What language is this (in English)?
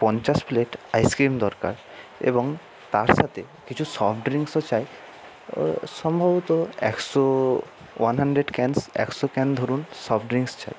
Bangla